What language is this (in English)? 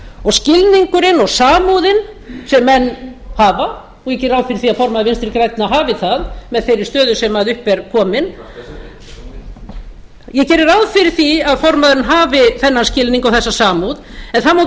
Icelandic